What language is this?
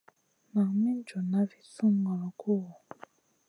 Masana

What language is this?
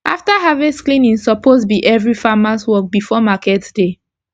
Nigerian Pidgin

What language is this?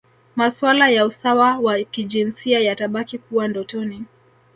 Swahili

